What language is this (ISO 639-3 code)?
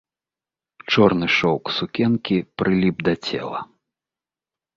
bel